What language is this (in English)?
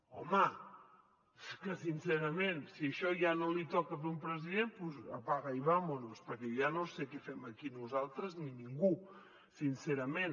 Catalan